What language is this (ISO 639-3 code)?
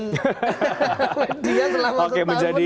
ind